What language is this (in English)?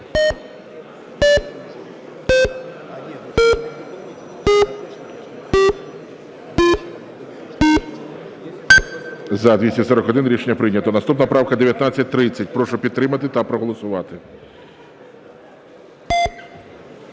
Ukrainian